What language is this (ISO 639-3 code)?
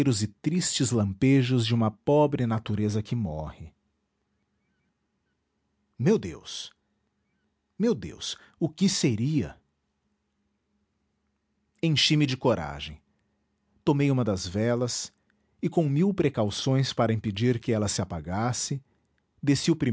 por